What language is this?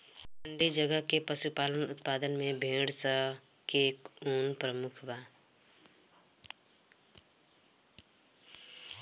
Bhojpuri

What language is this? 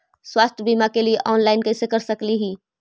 Magahi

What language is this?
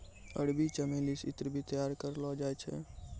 Maithili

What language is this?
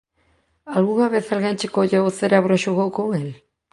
Galician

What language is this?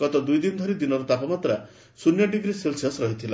Odia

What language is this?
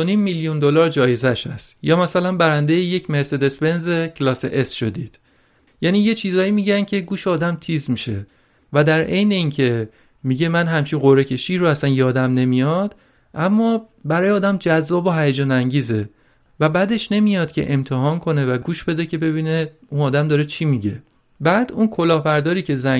Persian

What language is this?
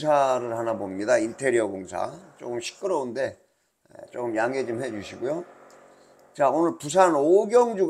Korean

